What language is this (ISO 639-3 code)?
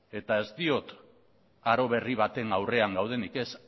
eus